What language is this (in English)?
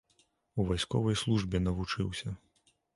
Belarusian